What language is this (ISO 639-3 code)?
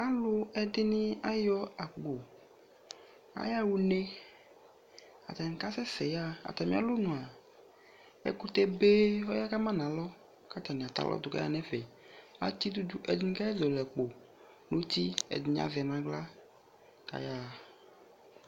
kpo